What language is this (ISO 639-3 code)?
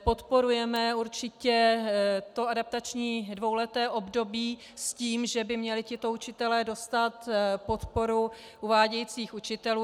ces